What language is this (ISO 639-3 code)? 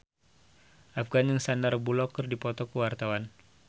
sun